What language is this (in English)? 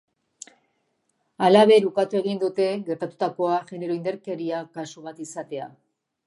Basque